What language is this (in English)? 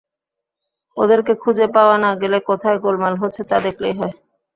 Bangla